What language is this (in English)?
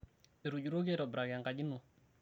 Masai